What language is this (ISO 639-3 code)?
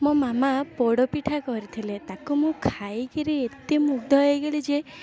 ori